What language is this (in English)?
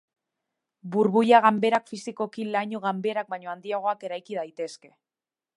Basque